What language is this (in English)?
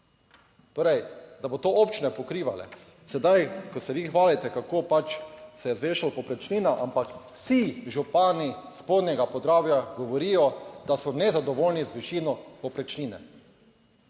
Slovenian